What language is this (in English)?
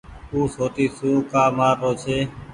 Goaria